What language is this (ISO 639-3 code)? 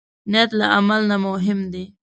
pus